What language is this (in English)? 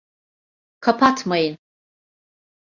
Turkish